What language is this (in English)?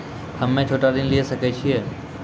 Maithili